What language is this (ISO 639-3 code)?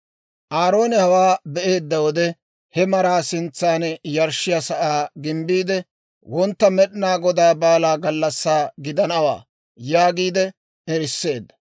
dwr